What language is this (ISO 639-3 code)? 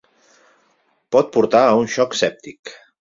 cat